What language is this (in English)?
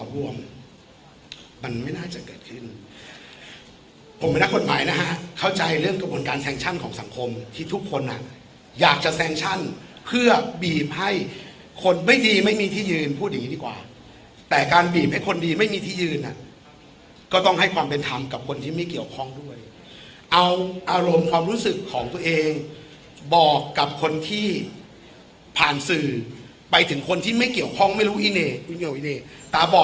Thai